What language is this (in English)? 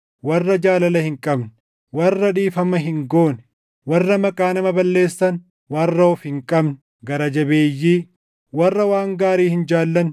Oromo